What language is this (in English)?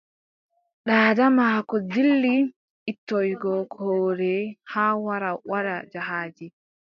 Adamawa Fulfulde